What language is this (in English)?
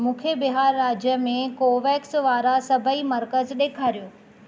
Sindhi